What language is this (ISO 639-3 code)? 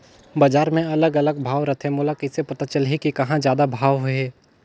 hne